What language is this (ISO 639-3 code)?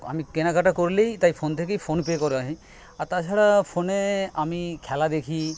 ben